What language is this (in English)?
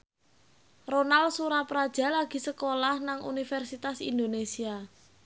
Javanese